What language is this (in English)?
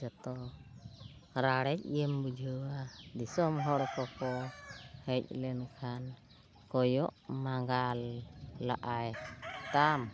Santali